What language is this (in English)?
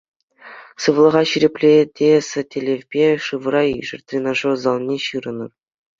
Chuvash